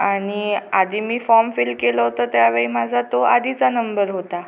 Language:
Marathi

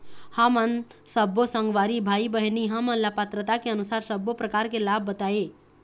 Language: Chhattisgarhi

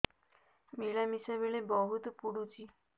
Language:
Odia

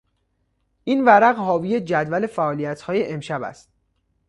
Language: Persian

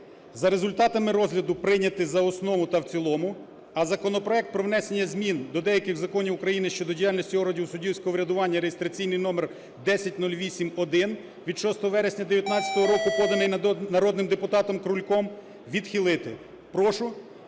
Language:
Ukrainian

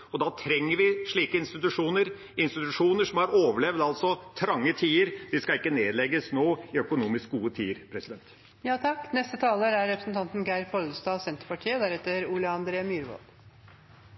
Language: Norwegian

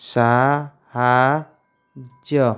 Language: Odia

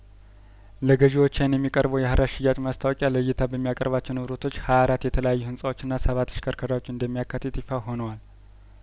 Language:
Amharic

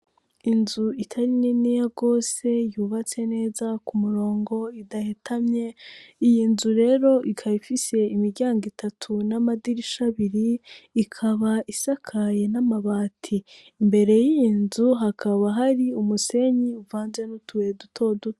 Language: Rundi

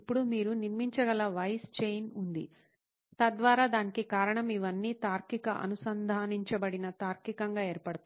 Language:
Telugu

